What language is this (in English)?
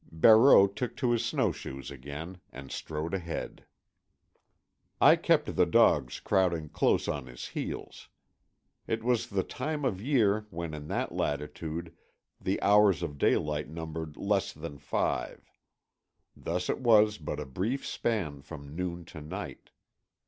English